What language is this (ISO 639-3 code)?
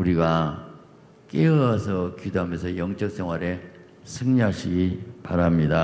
kor